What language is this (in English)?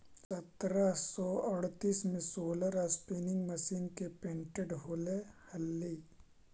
Magahi